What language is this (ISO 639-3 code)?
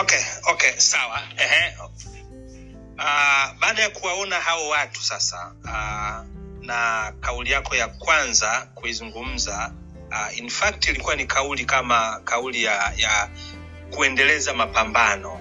swa